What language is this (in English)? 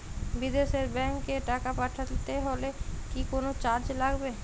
Bangla